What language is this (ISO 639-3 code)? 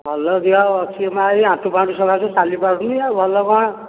ori